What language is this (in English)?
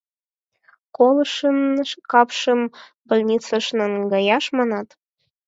Mari